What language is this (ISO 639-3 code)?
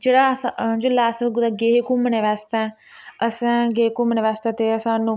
doi